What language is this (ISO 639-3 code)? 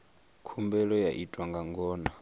ven